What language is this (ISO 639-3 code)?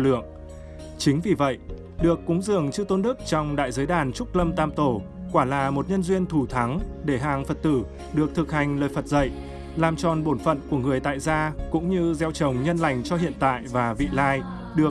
vie